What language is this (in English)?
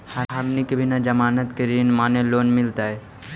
Magahi